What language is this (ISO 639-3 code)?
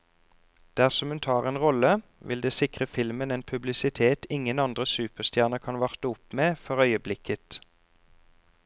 nor